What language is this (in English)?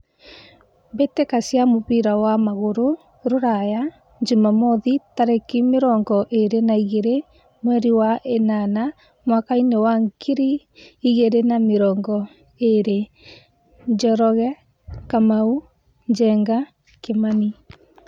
Kikuyu